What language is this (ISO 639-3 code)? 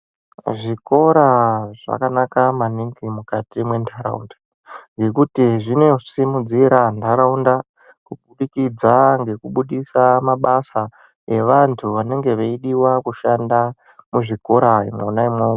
ndc